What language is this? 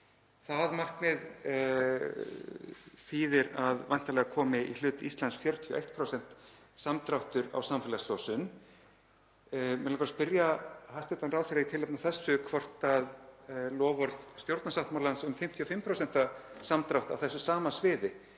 Icelandic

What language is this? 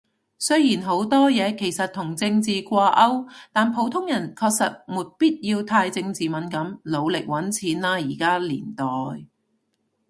Cantonese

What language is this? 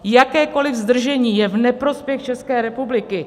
Czech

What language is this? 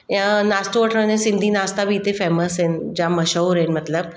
Sindhi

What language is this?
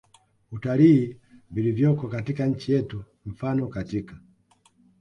Swahili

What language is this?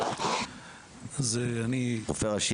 Hebrew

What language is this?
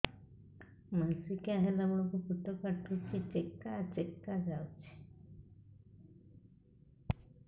Odia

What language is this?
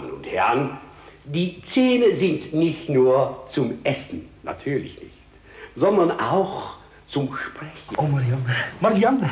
Dutch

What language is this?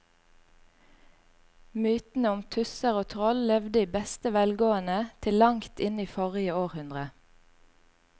Norwegian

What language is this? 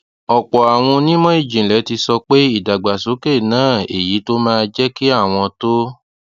Yoruba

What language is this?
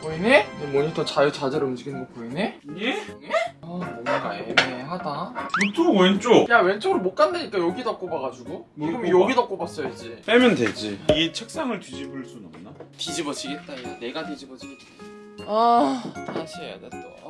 Korean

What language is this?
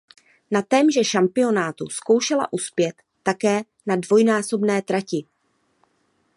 Czech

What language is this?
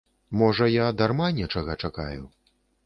Belarusian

